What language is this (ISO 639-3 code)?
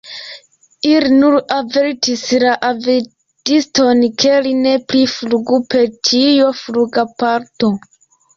epo